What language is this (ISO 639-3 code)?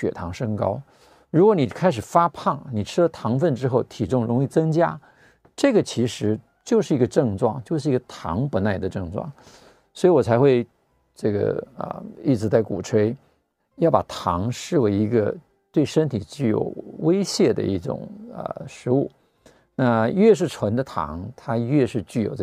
zho